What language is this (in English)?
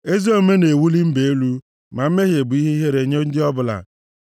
Igbo